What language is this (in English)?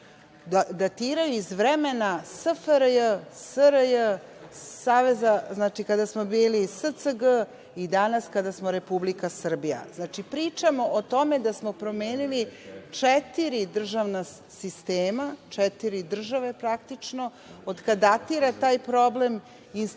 Serbian